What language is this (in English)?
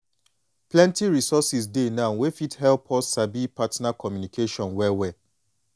Nigerian Pidgin